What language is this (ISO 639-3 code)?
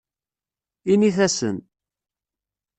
kab